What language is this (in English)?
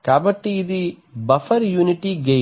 Telugu